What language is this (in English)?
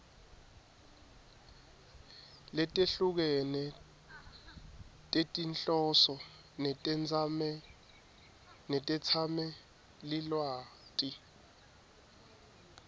Swati